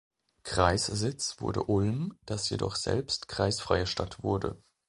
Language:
German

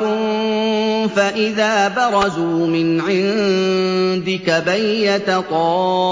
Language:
Arabic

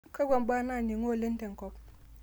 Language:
Masai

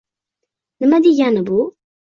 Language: Uzbek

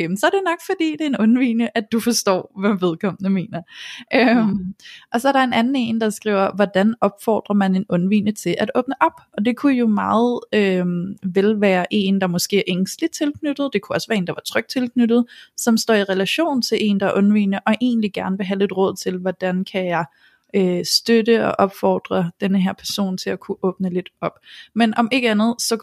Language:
Danish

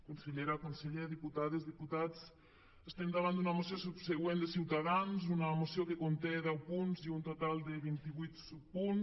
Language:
Catalan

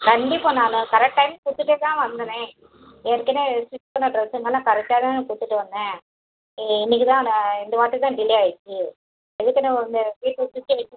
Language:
Tamil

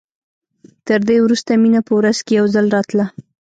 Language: Pashto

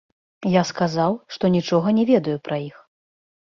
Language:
Belarusian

